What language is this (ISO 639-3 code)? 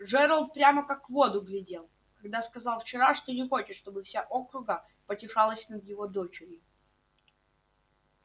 rus